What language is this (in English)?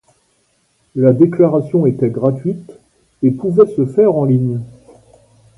French